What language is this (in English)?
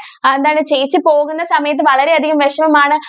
Malayalam